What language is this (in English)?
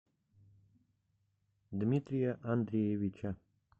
Russian